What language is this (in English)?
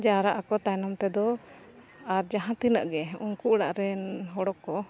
Santali